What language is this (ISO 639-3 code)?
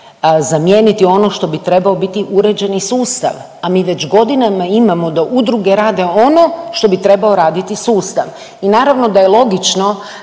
hrv